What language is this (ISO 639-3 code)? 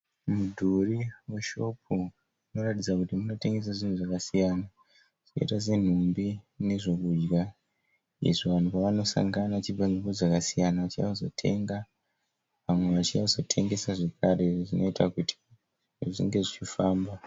sna